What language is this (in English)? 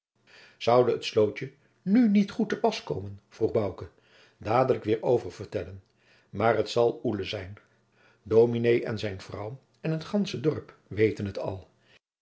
Dutch